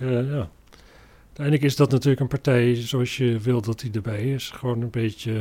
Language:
Dutch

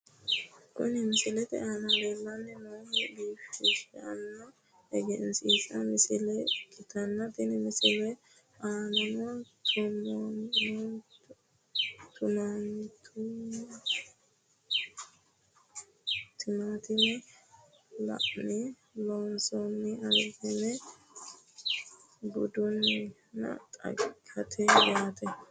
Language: Sidamo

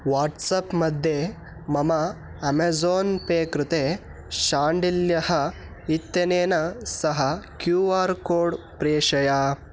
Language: Sanskrit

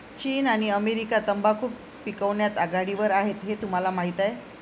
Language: Marathi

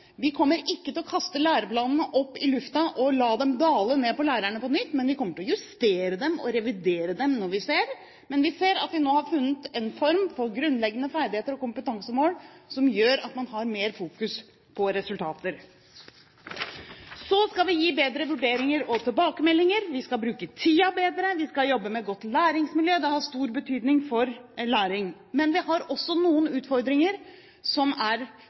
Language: Norwegian Bokmål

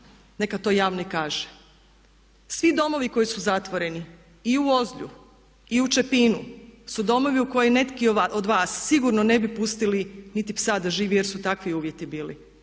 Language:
Croatian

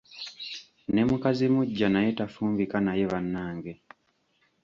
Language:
Ganda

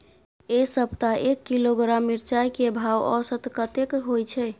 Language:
Maithili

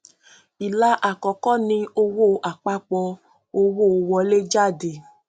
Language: Yoruba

